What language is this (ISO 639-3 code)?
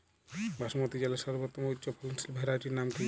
ben